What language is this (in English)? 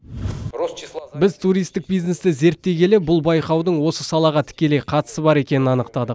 Kazakh